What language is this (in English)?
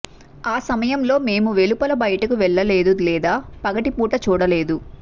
Telugu